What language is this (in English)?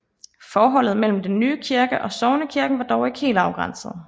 Danish